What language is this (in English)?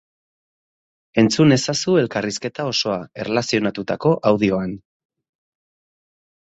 Basque